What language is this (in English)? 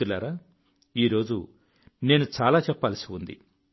Telugu